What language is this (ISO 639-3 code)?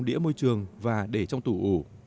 vie